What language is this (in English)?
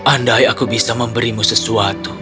Indonesian